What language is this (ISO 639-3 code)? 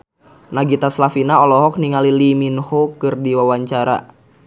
sun